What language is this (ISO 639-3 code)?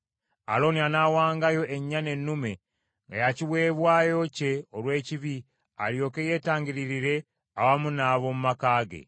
lug